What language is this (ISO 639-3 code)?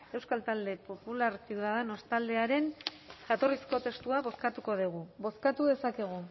eus